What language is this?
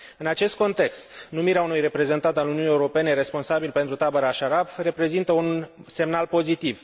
Romanian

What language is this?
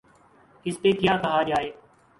Urdu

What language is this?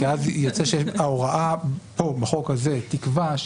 Hebrew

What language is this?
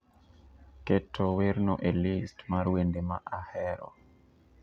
Luo (Kenya and Tanzania)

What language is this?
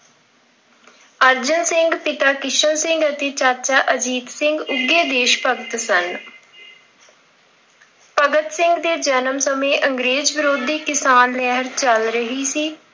Punjabi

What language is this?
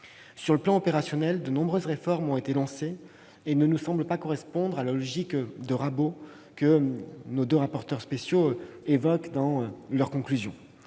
French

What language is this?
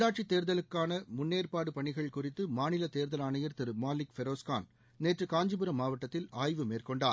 Tamil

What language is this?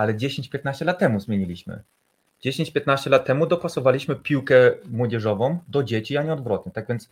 Polish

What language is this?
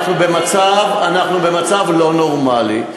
Hebrew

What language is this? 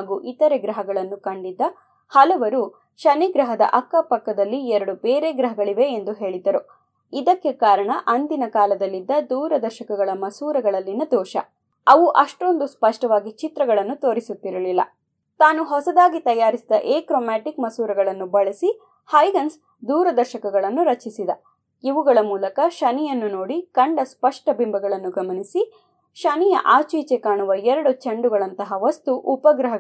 Kannada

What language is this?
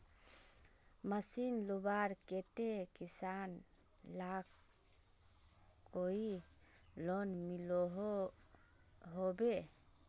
Magahi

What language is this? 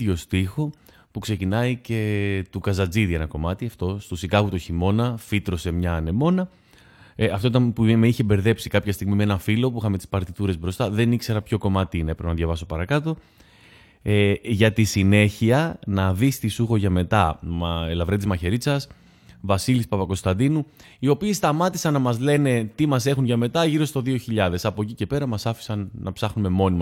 Greek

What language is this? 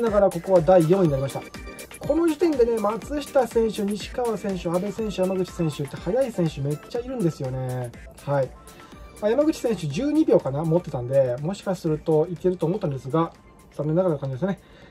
Japanese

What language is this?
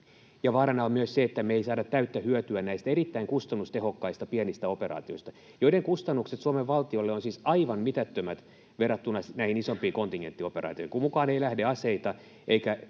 Finnish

